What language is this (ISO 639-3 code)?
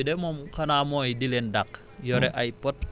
wol